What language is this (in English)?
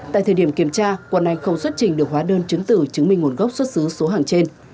Vietnamese